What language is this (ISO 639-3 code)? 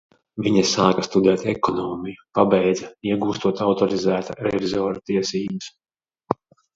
lav